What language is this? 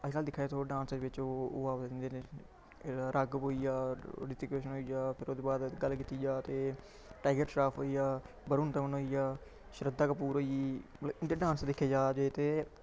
Dogri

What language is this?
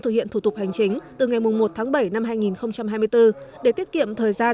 Vietnamese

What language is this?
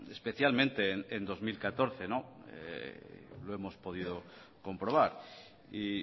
Spanish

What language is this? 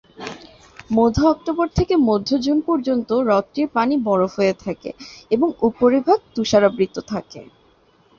Bangla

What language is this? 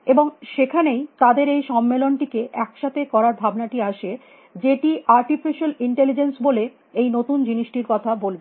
Bangla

